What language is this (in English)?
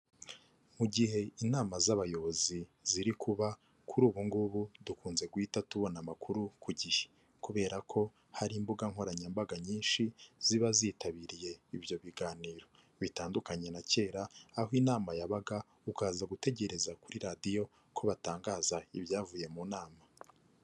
Kinyarwanda